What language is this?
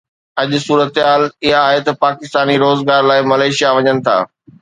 Sindhi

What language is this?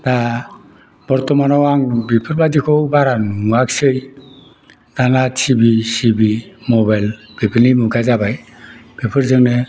Bodo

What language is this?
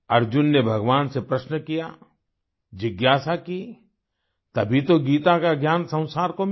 Hindi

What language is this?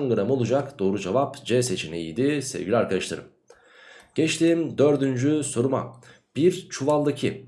Turkish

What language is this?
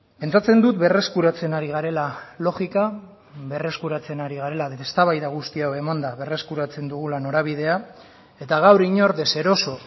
Basque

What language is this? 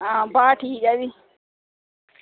Dogri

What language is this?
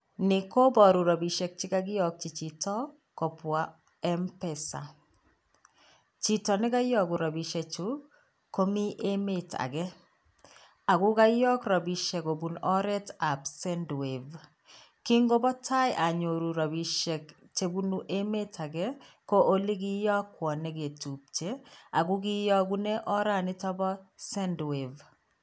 Kalenjin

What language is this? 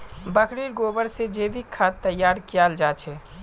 Magahi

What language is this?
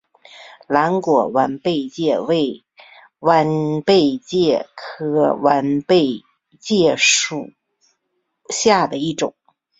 Chinese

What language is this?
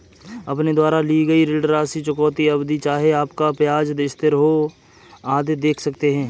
Hindi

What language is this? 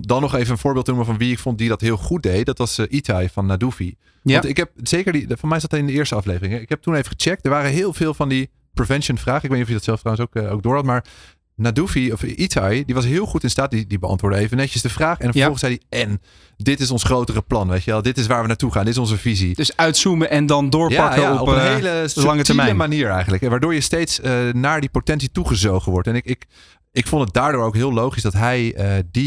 Dutch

